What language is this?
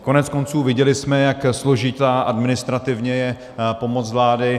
Czech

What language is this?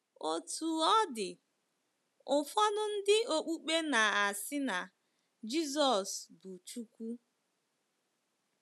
Igbo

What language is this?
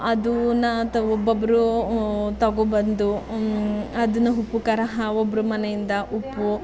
Kannada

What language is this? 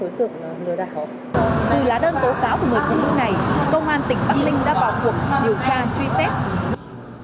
Vietnamese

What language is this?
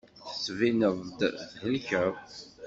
Kabyle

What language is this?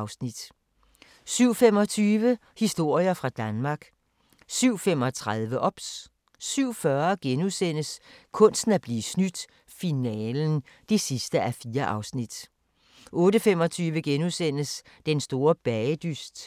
Danish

